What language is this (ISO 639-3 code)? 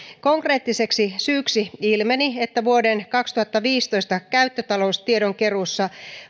fin